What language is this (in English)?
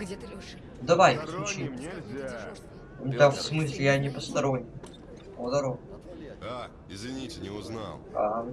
Russian